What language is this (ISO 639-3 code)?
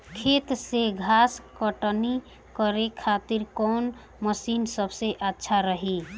bho